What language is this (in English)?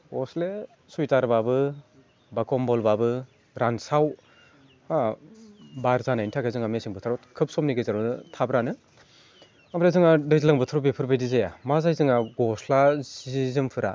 Bodo